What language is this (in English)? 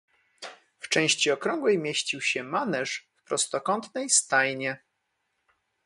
Polish